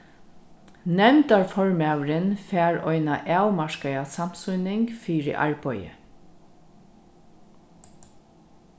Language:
Faroese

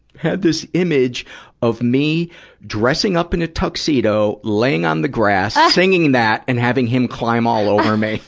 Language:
English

